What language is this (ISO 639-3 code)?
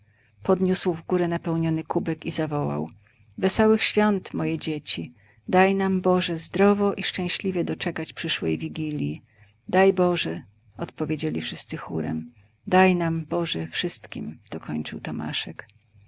pol